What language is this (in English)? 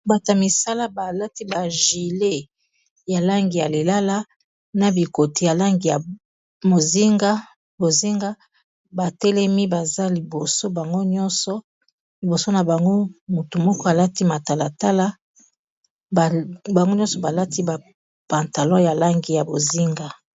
Lingala